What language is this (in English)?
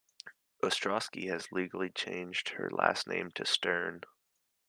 English